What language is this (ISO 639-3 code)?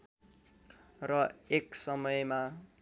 nep